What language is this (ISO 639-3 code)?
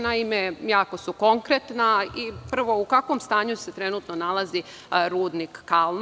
srp